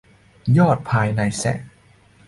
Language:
Thai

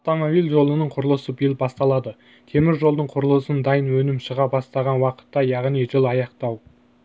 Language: Kazakh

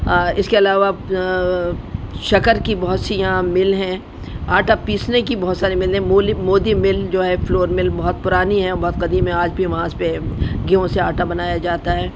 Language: Urdu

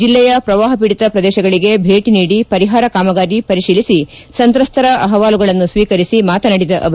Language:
Kannada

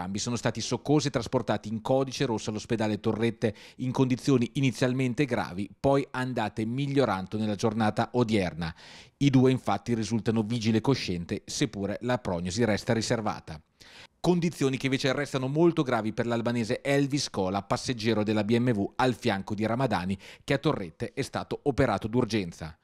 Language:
Italian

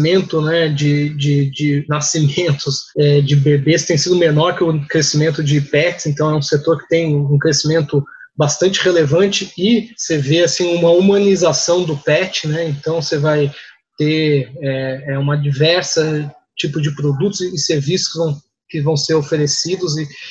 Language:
Portuguese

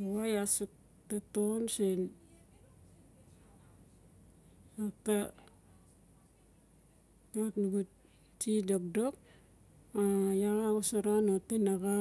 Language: Notsi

